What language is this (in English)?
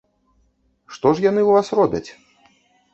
Belarusian